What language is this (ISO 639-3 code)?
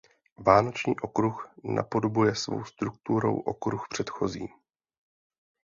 ces